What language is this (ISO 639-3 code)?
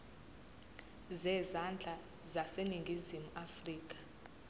zul